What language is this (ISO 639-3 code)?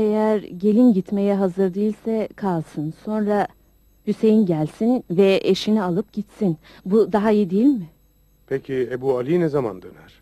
tur